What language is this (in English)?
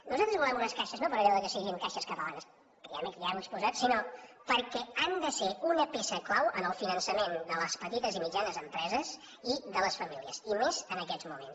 Catalan